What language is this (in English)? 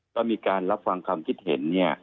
Thai